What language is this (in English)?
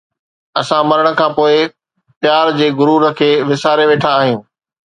Sindhi